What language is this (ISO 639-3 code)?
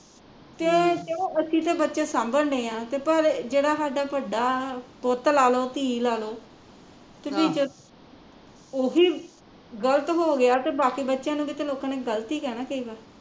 pan